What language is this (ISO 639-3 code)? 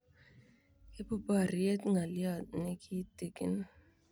kln